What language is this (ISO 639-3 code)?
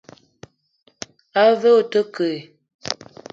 eto